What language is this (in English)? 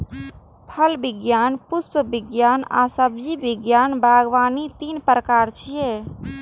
Maithili